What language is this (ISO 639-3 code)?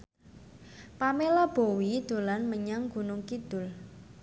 jav